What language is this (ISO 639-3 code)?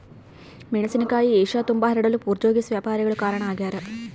kan